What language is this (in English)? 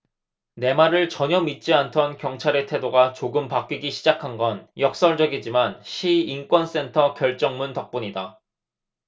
Korean